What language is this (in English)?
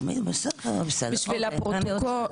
Hebrew